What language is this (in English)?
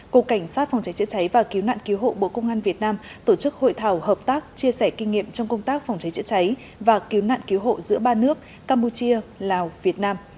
Vietnamese